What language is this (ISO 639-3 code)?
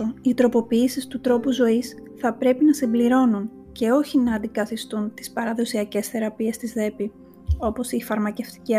ell